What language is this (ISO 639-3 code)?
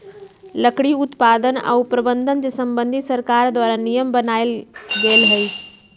mag